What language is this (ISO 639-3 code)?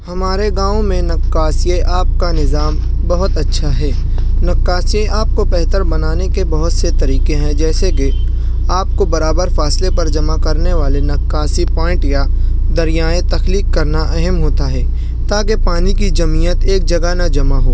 urd